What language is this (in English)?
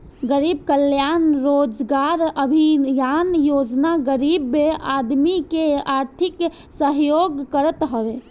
Bhojpuri